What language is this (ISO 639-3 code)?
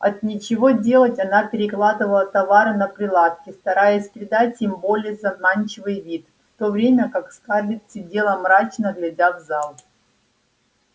rus